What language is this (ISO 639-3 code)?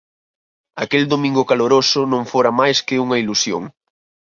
glg